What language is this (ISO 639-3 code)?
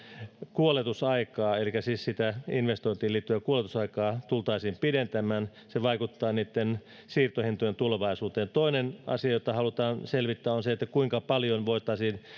fin